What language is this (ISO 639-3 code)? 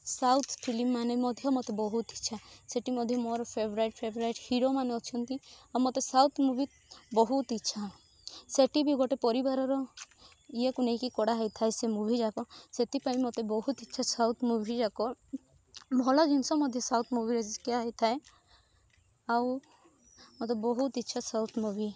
ori